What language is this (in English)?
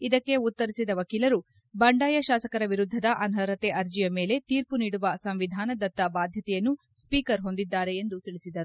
Kannada